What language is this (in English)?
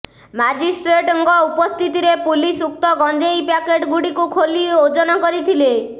Odia